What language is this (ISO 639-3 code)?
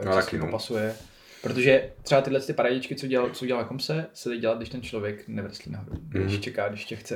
ces